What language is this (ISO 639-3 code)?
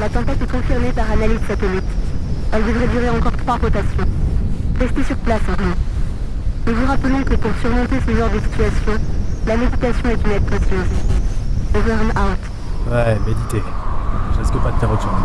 fra